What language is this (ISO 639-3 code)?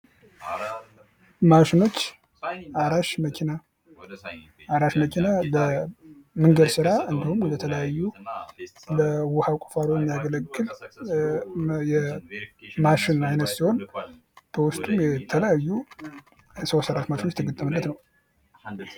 amh